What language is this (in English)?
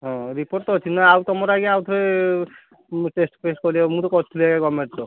Odia